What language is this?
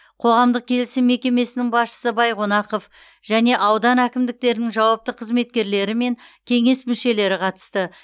Kazakh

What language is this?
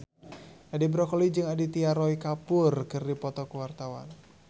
Sundanese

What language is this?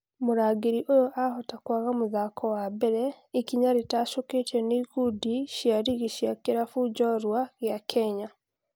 Kikuyu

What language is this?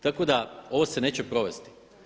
Croatian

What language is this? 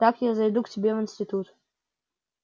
Russian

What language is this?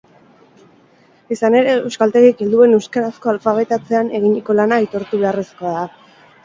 Basque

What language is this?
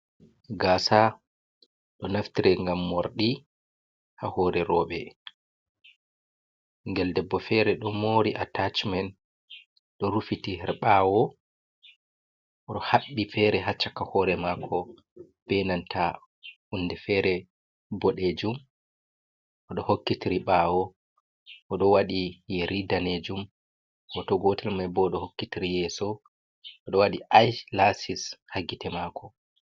Fula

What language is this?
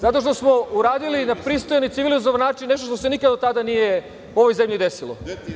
Serbian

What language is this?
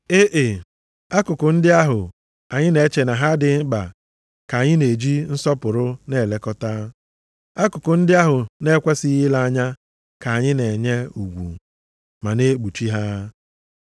Igbo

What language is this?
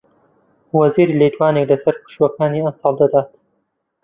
Central Kurdish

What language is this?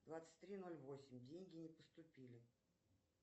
Russian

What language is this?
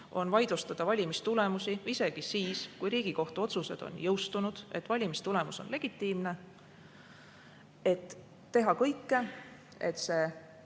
Estonian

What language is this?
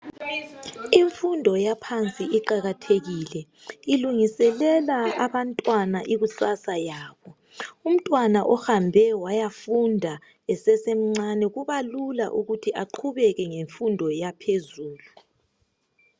North Ndebele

